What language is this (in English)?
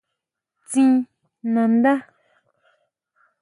Huautla Mazatec